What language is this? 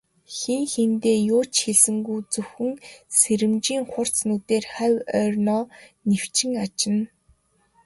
Mongolian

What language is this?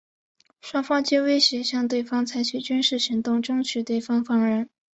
Chinese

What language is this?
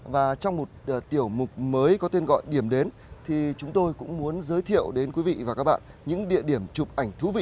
Vietnamese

